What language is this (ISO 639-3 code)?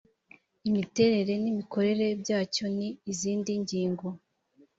kin